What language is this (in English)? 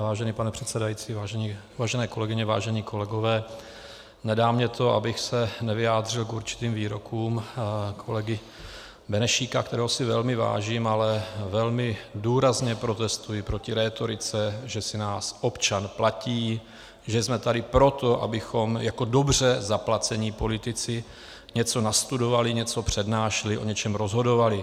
Czech